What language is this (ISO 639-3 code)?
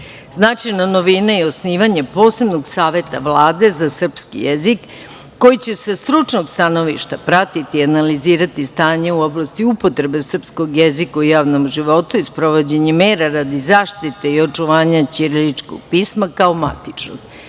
srp